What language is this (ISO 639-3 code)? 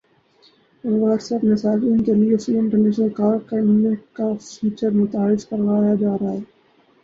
urd